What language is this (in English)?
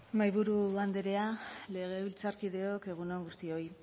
Basque